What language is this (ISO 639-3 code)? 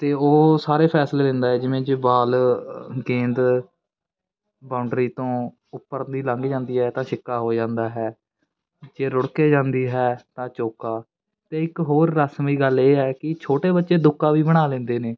pan